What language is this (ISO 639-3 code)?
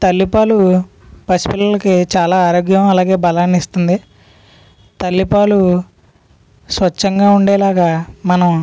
tel